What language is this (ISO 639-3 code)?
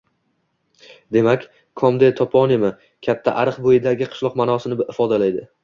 uzb